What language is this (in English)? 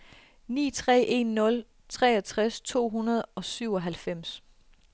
Danish